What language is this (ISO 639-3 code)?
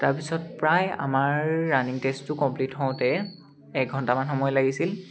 asm